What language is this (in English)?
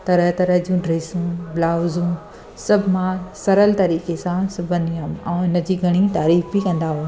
Sindhi